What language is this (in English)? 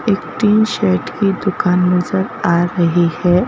Hindi